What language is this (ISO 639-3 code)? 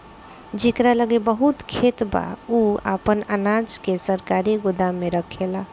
bho